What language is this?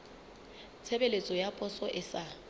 Southern Sotho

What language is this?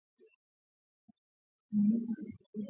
Swahili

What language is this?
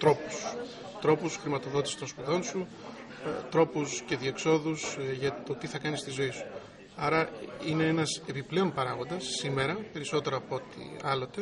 Greek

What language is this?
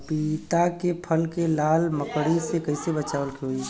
Bhojpuri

